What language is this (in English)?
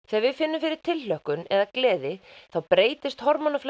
Icelandic